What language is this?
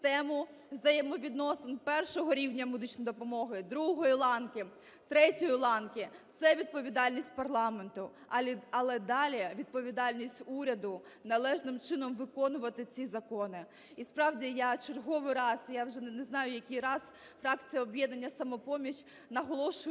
Ukrainian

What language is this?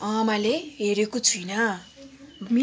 Nepali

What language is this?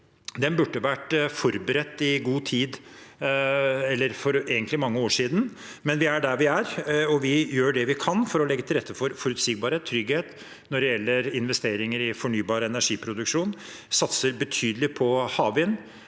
Norwegian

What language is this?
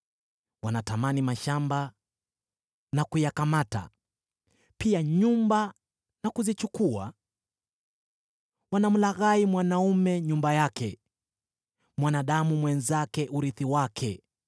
Swahili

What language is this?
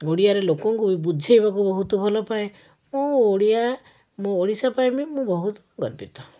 Odia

